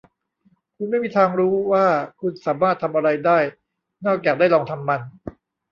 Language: Thai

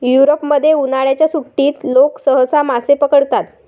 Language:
Marathi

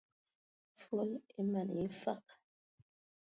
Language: Ewondo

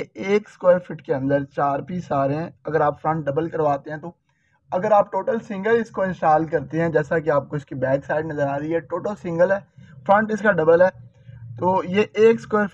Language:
Hindi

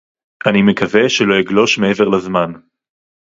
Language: Hebrew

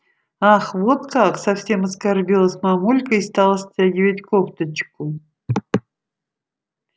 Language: Russian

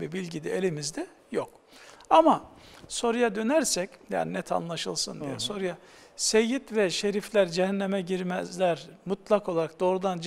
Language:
Turkish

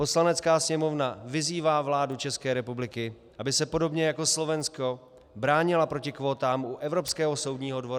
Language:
Czech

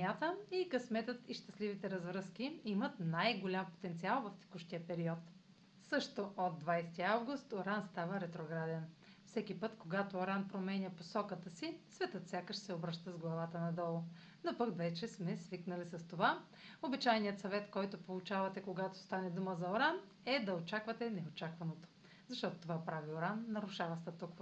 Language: Bulgarian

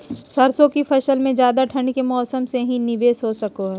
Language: Magahi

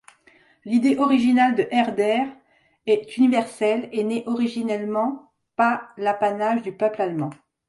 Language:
French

